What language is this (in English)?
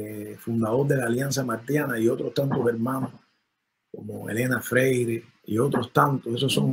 Spanish